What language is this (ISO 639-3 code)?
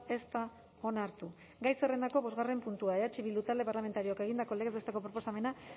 eus